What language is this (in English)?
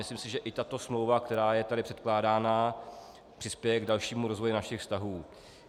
Czech